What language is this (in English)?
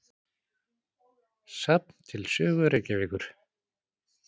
Icelandic